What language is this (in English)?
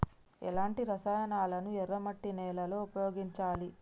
Telugu